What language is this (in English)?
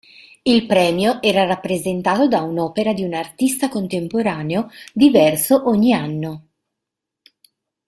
Italian